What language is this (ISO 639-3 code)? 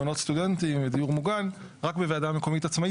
heb